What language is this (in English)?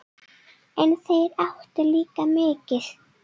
Icelandic